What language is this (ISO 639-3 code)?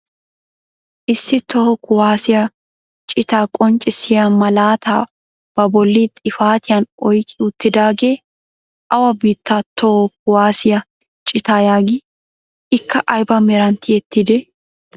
wal